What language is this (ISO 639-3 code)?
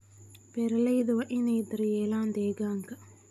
som